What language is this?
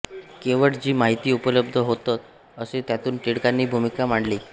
Marathi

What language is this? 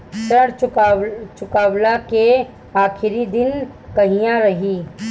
Bhojpuri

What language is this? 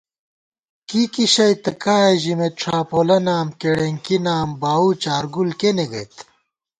Gawar-Bati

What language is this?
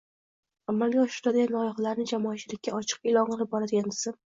Uzbek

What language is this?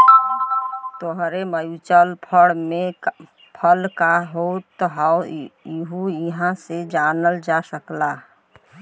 Bhojpuri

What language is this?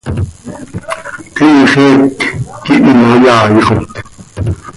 Seri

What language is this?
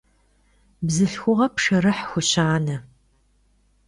Kabardian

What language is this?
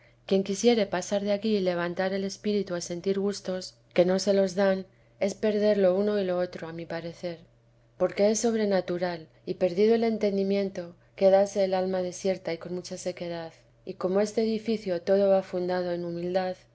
Spanish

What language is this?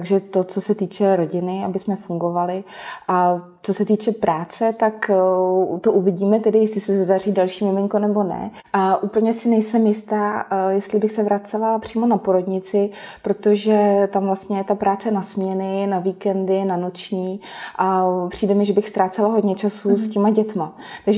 Czech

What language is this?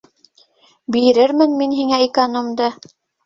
Bashkir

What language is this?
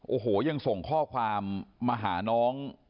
Thai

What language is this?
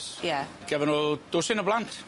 Welsh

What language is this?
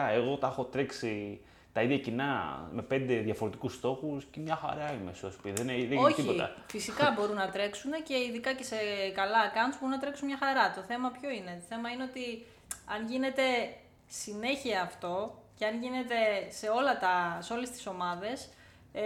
Greek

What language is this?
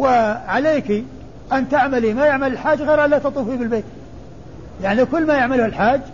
Arabic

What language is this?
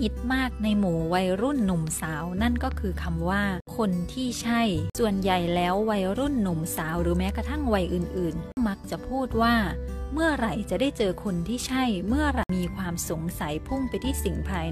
Thai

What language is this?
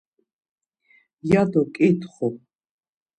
Laz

